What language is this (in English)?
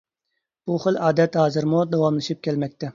Uyghur